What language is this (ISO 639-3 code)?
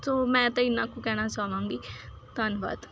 pan